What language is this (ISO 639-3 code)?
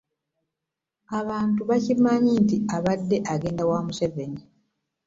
lug